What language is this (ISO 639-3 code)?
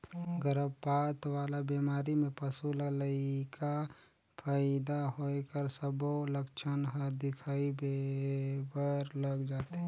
hne